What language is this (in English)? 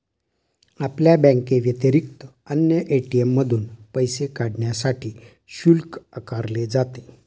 Marathi